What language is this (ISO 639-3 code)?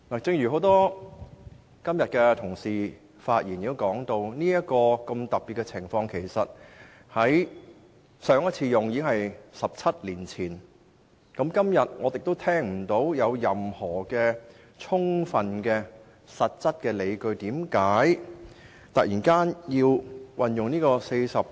yue